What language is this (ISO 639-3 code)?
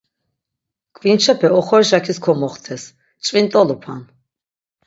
lzz